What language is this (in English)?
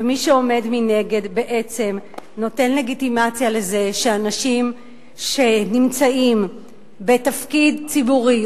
Hebrew